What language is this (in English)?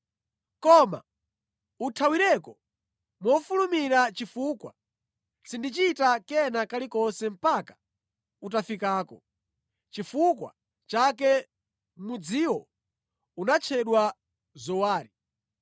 Nyanja